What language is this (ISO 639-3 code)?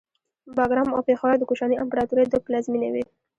pus